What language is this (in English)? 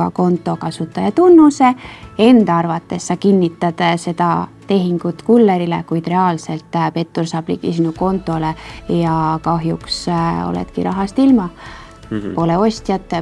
Finnish